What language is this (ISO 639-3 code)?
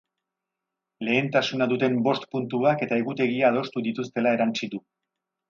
eus